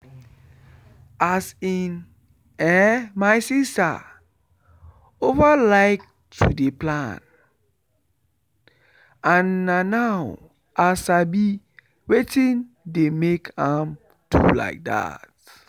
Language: Nigerian Pidgin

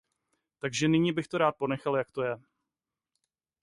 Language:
Czech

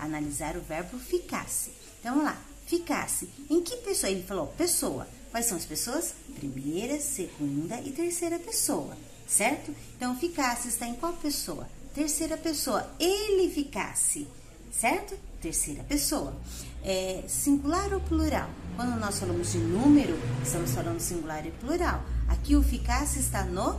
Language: Portuguese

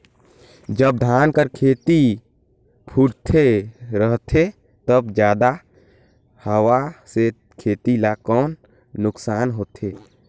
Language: Chhattisgarhi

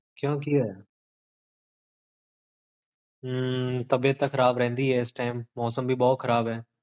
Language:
Punjabi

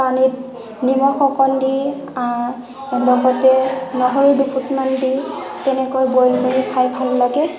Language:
Assamese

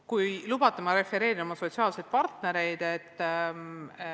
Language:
Estonian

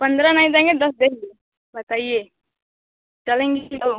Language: Hindi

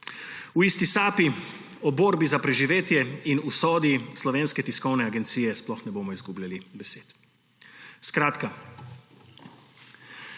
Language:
Slovenian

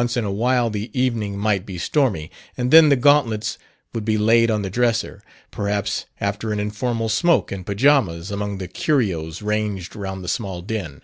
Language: English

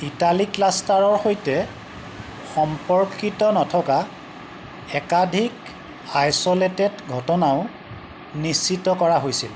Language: Assamese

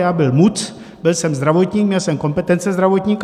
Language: Czech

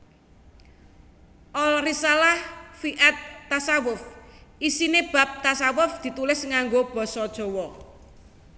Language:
Javanese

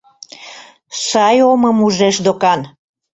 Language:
Mari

